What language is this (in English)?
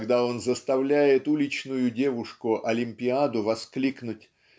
Russian